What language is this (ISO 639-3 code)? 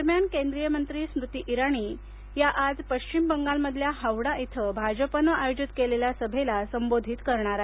mar